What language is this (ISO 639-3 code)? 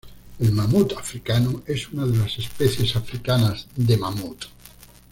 spa